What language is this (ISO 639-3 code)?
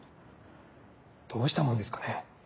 jpn